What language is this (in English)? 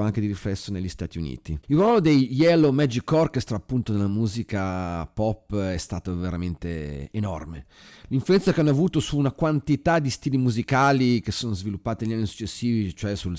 Italian